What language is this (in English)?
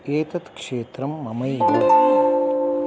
Sanskrit